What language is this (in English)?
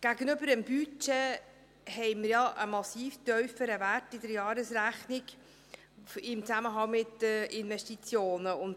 Swiss German